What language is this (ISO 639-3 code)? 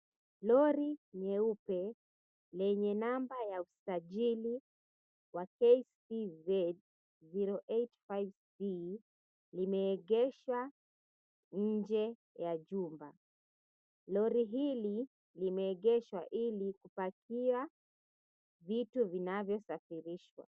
swa